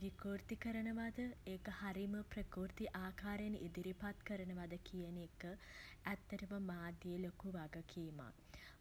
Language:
Sinhala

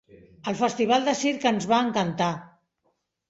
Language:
Catalan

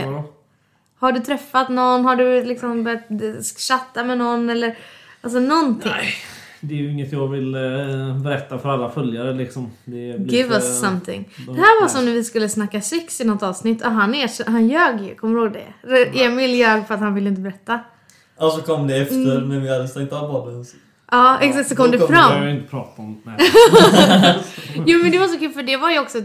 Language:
Swedish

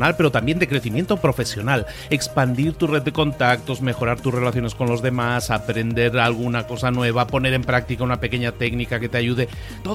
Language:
Spanish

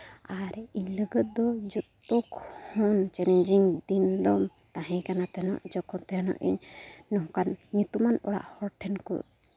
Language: Santali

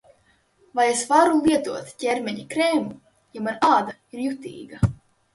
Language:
Latvian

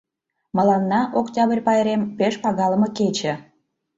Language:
Mari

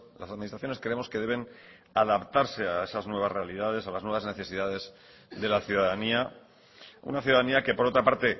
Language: Spanish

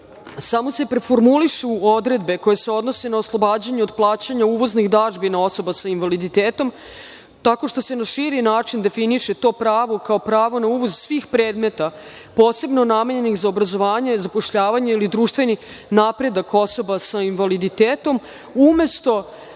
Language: Serbian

